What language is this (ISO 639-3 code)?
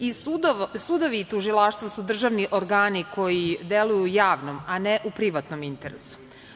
srp